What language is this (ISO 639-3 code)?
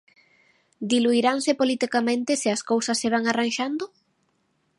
glg